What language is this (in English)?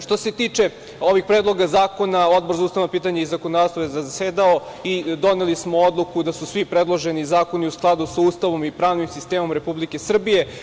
Serbian